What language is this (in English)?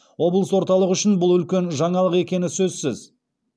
Kazakh